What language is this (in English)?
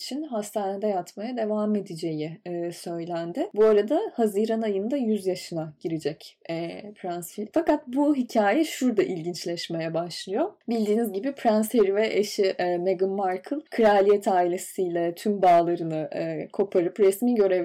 Turkish